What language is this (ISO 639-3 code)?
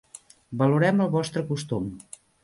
cat